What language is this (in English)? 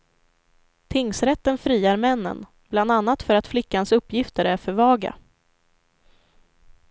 Swedish